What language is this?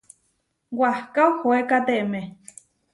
Huarijio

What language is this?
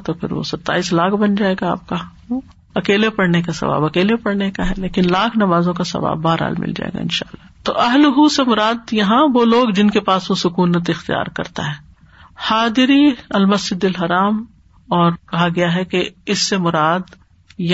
Urdu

